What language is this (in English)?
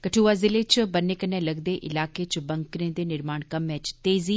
Dogri